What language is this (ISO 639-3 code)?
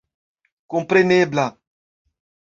epo